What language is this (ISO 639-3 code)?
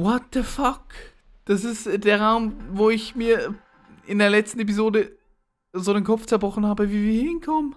deu